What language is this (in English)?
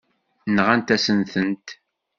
Kabyle